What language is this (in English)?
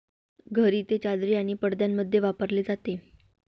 Marathi